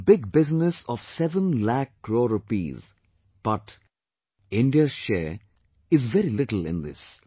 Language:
English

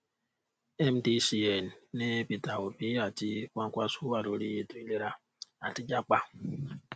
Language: Yoruba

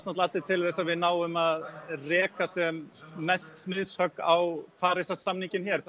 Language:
Icelandic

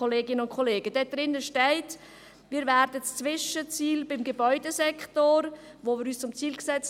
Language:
Swiss German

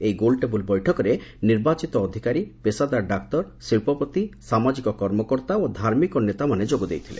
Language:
Odia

